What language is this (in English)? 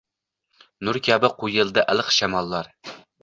Uzbek